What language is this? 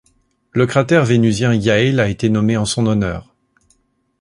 French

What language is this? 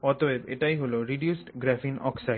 Bangla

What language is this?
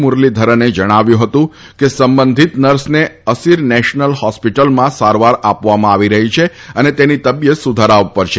Gujarati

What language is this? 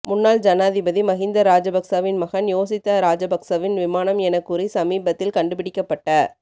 Tamil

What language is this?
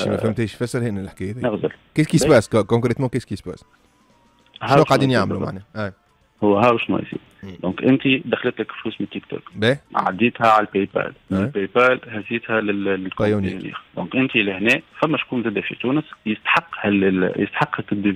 Arabic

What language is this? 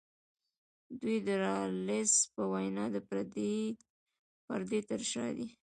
Pashto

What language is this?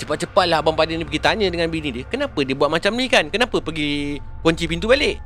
Malay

